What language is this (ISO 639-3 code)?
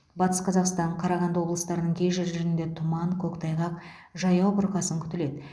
kaz